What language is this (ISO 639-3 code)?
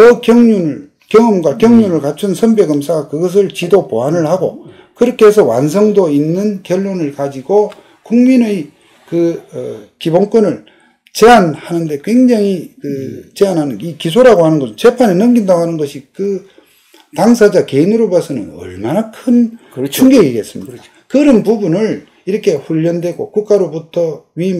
kor